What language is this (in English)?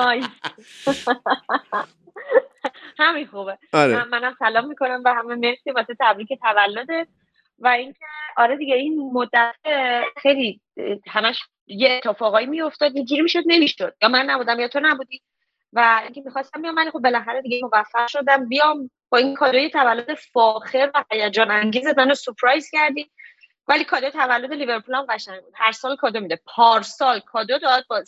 Persian